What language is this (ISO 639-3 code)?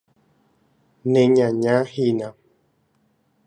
grn